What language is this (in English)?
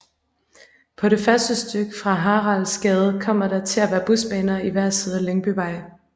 Danish